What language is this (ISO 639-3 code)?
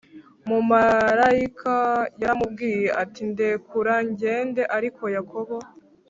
kin